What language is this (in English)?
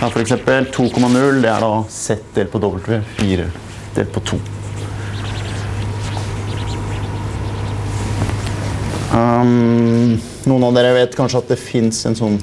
Norwegian